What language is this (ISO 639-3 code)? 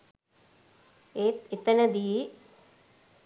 sin